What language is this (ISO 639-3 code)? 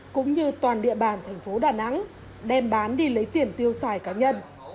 vie